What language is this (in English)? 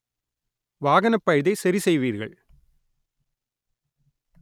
Tamil